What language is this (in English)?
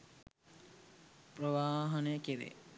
Sinhala